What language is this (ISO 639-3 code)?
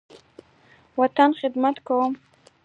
pus